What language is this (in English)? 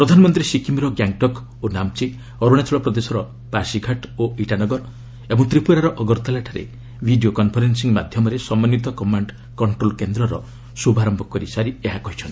Odia